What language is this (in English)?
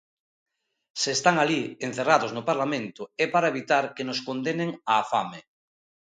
Galician